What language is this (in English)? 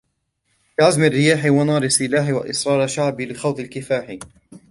Arabic